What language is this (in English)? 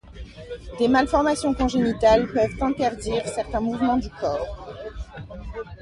French